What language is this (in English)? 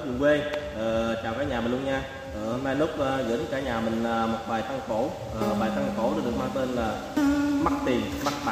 Vietnamese